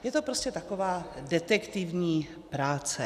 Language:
Czech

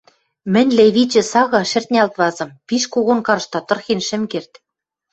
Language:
Western Mari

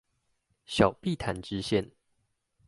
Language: Chinese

